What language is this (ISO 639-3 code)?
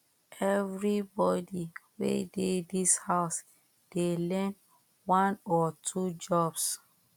pcm